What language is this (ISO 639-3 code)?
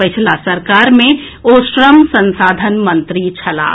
mai